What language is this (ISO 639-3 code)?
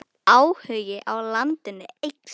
isl